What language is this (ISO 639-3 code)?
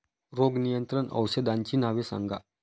mar